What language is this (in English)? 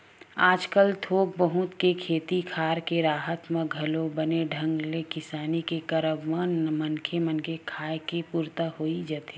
Chhattisgarhi